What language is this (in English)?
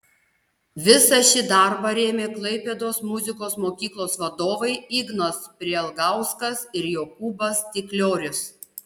Lithuanian